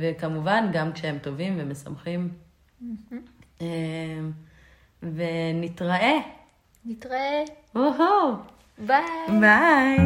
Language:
Hebrew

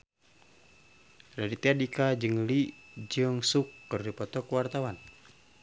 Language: Sundanese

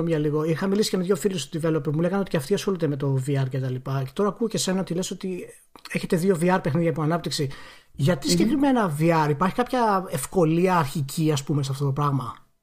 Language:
Greek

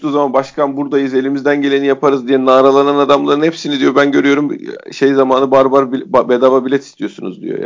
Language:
Turkish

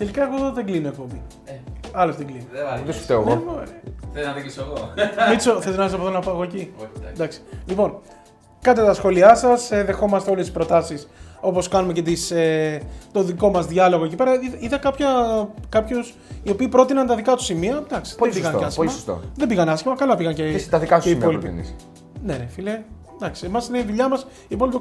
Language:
Greek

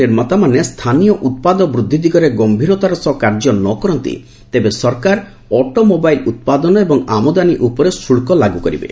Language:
Odia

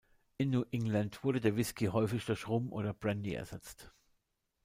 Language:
German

